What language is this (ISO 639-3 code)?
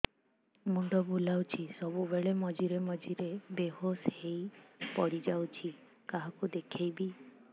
ori